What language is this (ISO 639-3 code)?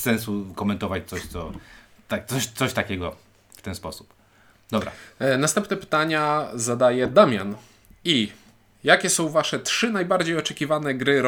pol